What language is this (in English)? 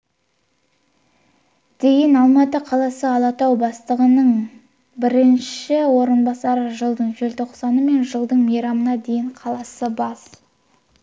Kazakh